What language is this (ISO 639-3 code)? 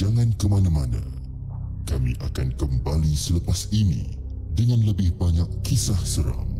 msa